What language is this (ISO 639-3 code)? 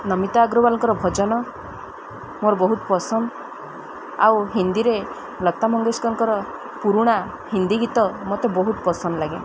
ori